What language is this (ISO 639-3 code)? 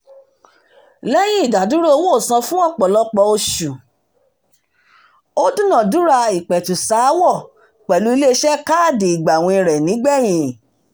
yor